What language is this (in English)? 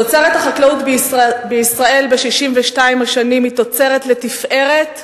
Hebrew